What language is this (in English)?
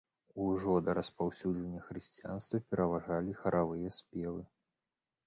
Belarusian